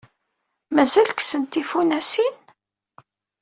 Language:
Kabyle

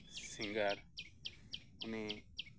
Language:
Santali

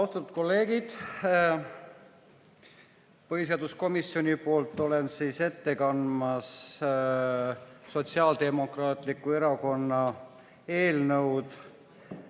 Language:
Estonian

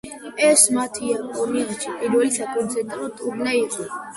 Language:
Georgian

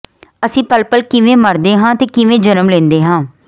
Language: Punjabi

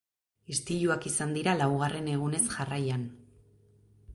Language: Basque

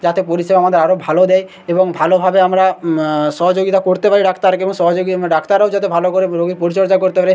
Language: Bangla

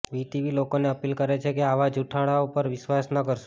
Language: Gujarati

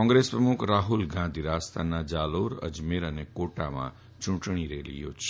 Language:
Gujarati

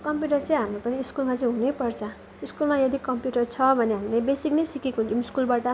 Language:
Nepali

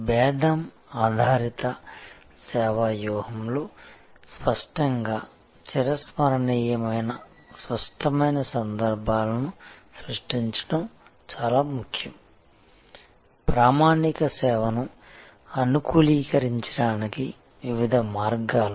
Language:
Telugu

